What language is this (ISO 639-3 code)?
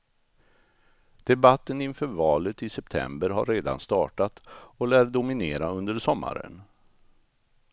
swe